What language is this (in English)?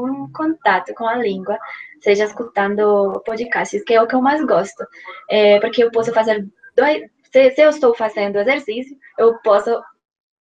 Portuguese